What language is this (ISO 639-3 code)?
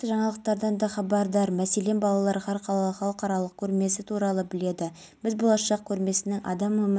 kaz